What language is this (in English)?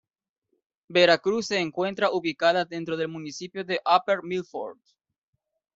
Spanish